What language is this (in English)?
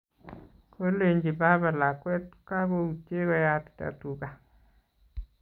Kalenjin